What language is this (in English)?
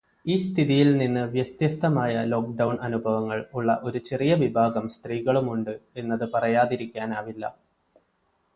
Malayalam